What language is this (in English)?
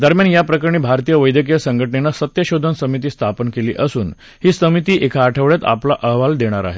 Marathi